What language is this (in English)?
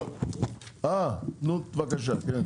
Hebrew